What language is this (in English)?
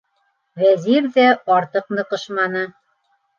Bashkir